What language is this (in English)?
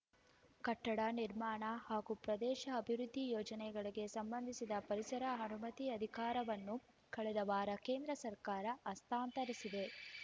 Kannada